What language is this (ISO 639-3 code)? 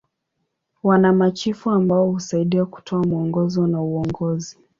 swa